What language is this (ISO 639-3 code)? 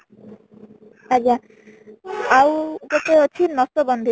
ori